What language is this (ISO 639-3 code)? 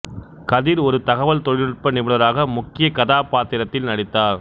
tam